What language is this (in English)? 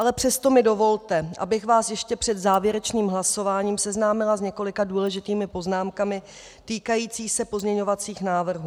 Czech